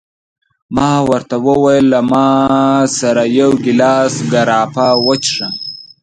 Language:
Pashto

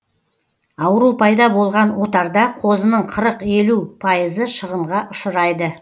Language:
Kazakh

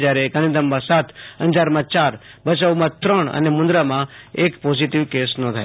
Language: Gujarati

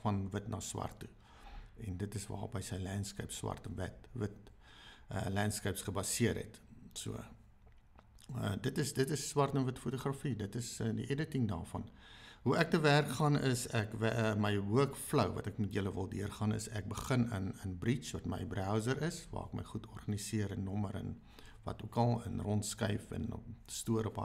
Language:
Dutch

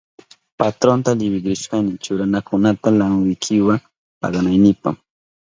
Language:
Southern Pastaza Quechua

